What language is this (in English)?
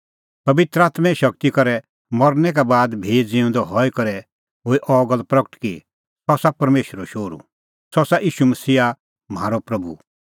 Kullu Pahari